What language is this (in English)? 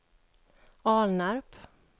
Swedish